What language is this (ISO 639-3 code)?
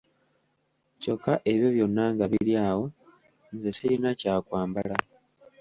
lug